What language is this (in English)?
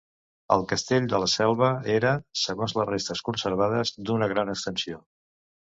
Catalan